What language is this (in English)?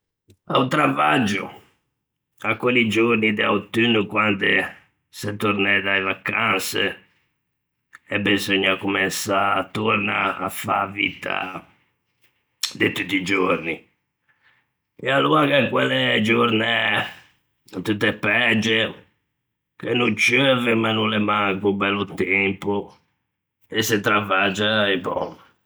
Ligurian